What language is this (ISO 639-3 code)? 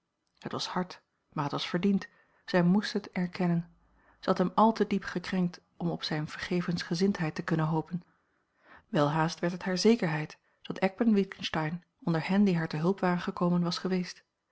nld